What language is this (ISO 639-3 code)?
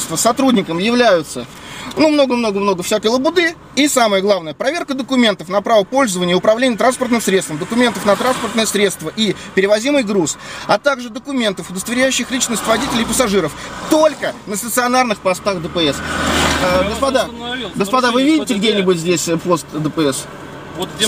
rus